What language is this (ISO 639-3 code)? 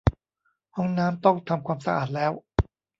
tha